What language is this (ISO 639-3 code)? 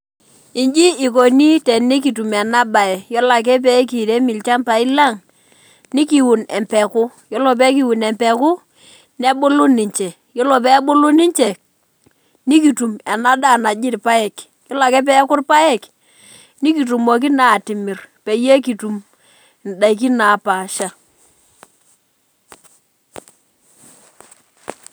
mas